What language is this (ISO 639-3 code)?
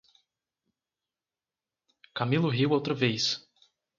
por